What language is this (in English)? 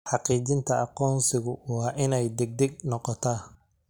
Somali